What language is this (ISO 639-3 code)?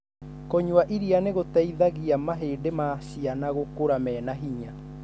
kik